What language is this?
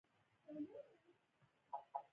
Pashto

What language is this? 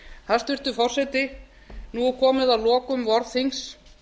Icelandic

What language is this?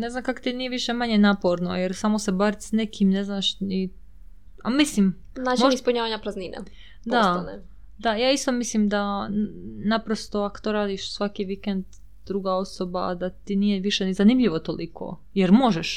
Croatian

